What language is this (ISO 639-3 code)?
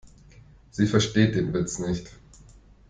deu